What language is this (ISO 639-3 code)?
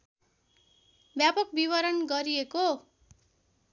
nep